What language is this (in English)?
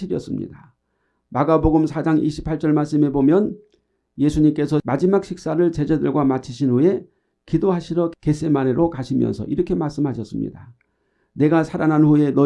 Korean